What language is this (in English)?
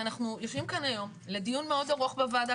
Hebrew